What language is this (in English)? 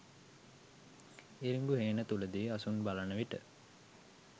Sinhala